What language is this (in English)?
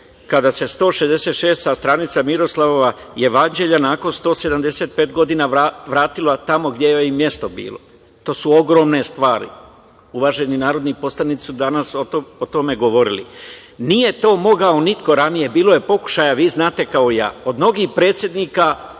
Serbian